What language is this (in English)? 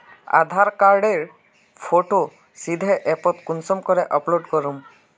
Magahi